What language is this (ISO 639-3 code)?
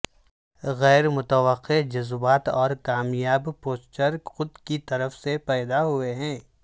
urd